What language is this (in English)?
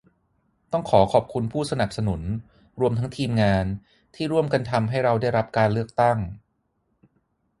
Thai